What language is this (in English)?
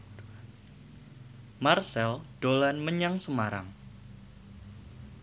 Javanese